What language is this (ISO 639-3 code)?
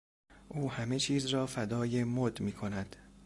fas